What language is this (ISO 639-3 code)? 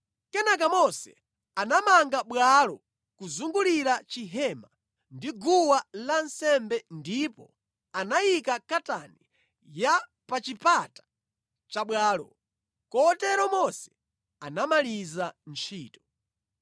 nya